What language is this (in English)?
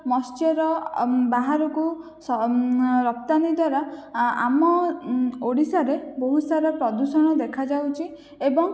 Odia